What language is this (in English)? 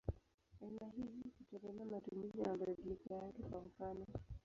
Swahili